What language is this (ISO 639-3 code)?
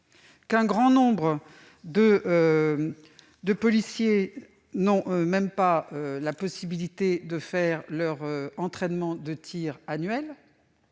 fra